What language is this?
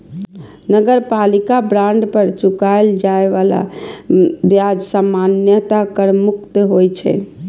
Maithili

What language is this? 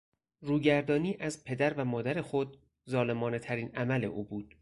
Persian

